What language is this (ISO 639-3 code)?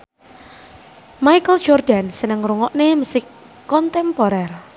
jav